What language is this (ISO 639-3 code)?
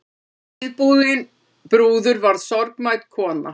isl